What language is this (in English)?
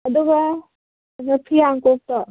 Manipuri